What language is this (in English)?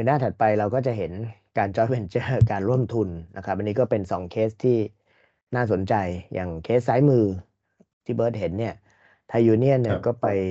Thai